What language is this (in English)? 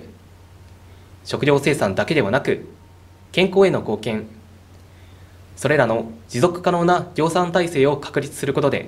Japanese